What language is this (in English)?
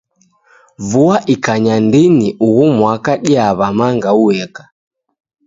Taita